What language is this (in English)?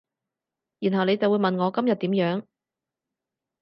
Cantonese